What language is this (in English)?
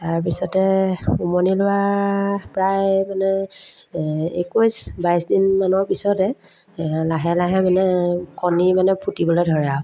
Assamese